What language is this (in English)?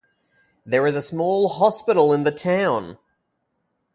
English